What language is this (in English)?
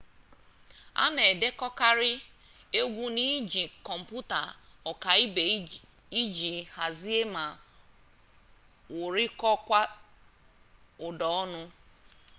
Igbo